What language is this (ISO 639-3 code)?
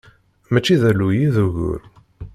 kab